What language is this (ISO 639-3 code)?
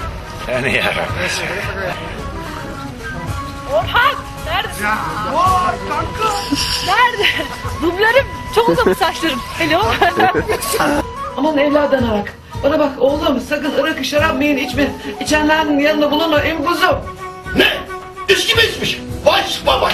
tur